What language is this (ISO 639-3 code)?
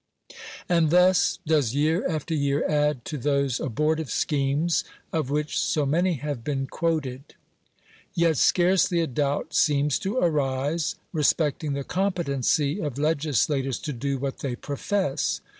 eng